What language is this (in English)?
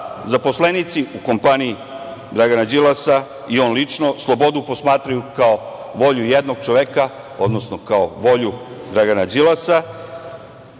Serbian